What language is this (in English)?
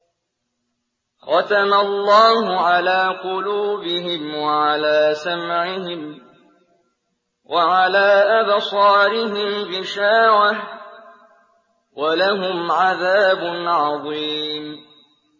Arabic